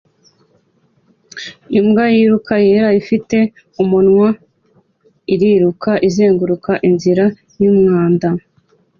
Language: Kinyarwanda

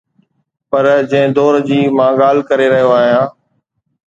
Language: Sindhi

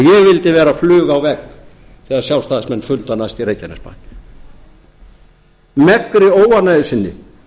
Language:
Icelandic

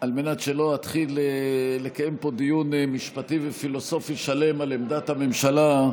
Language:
Hebrew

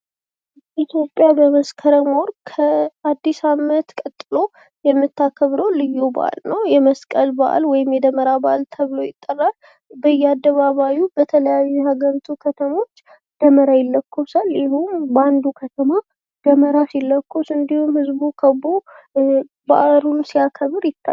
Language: Amharic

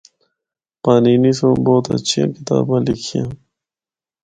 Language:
Northern Hindko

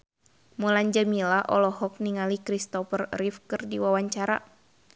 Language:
Sundanese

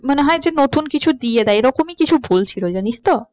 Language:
Bangla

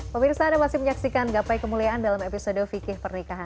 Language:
Indonesian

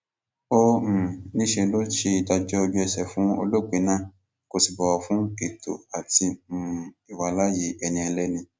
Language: Yoruba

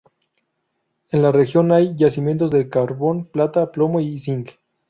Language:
Spanish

